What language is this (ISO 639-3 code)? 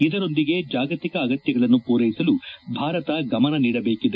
kan